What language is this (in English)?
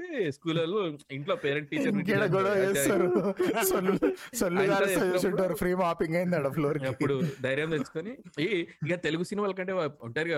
Telugu